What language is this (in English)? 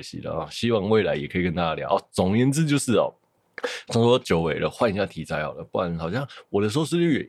Chinese